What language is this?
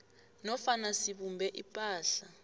South Ndebele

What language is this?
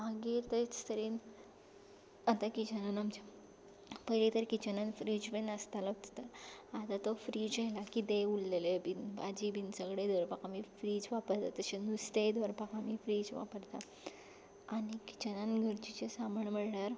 Konkani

